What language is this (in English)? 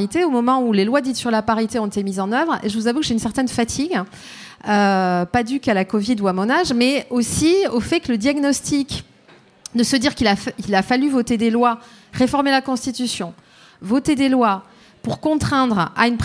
French